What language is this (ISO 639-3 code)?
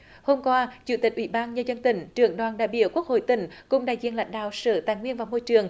vie